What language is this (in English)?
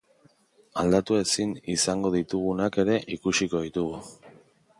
Basque